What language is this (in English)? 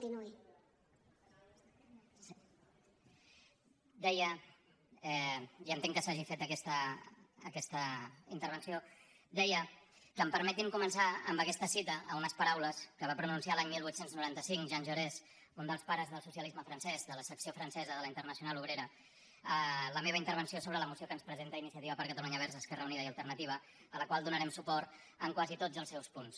Catalan